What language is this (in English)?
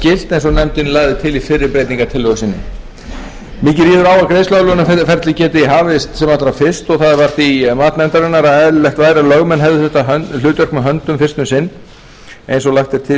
Icelandic